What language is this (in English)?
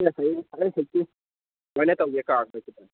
Manipuri